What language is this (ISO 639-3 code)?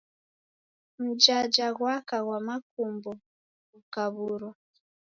dav